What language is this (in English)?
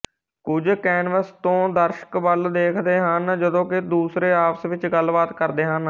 Punjabi